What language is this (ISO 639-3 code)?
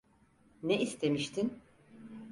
tur